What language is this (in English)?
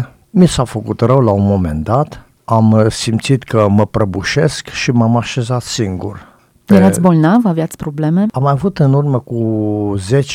Romanian